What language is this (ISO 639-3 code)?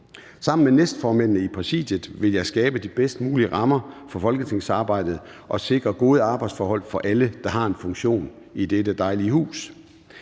dan